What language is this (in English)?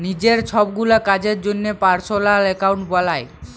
Bangla